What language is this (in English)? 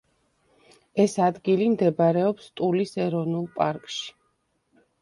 Georgian